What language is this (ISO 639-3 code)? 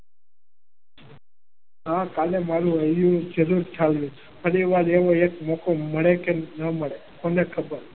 guj